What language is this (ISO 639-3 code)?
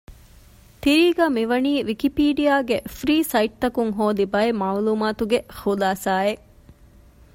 div